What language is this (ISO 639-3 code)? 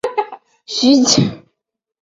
zho